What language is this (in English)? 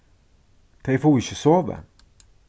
Faroese